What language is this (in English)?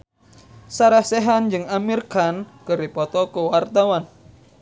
Sundanese